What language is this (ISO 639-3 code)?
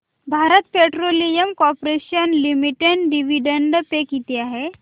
mar